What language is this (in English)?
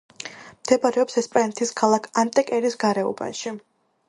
Georgian